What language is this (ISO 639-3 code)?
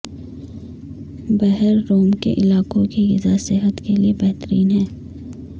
urd